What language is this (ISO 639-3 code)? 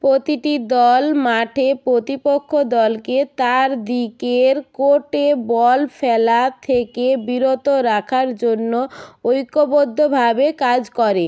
ben